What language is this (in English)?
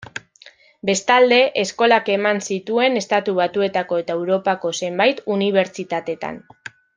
Basque